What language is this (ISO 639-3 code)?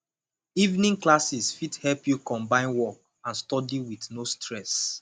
pcm